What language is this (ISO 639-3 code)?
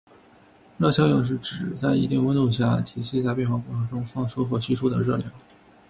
zho